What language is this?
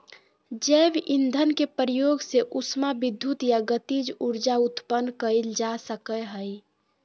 Magahi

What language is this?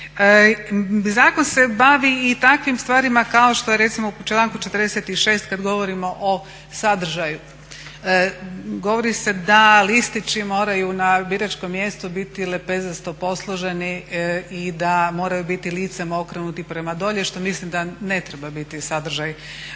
Croatian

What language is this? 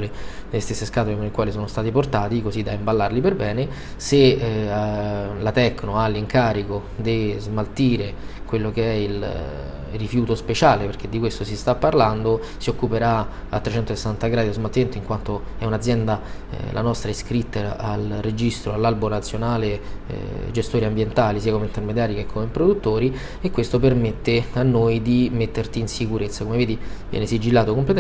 Italian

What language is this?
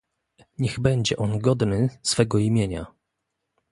Polish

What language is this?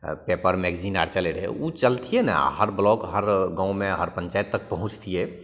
Maithili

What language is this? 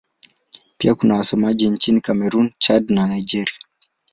Swahili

